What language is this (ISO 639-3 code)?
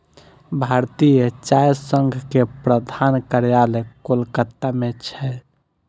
mai